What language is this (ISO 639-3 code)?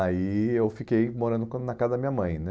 por